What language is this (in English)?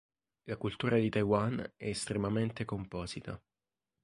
Italian